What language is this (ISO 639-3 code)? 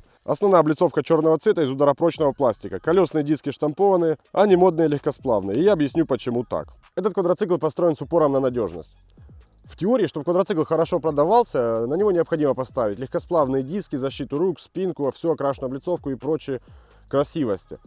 rus